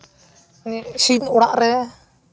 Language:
Santali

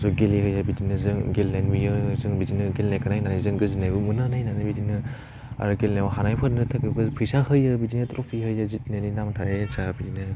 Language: Bodo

